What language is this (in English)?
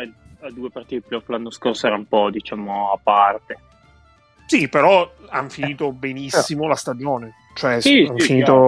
Italian